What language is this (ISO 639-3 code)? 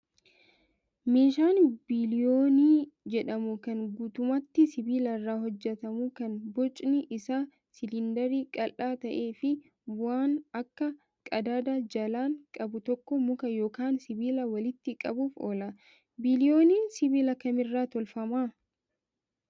orm